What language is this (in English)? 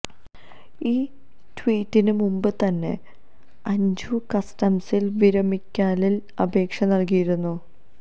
Malayalam